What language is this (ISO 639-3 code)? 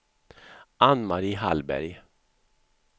swe